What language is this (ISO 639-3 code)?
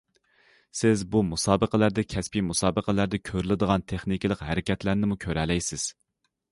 uig